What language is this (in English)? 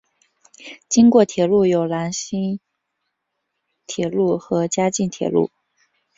Chinese